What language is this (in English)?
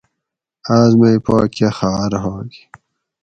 Gawri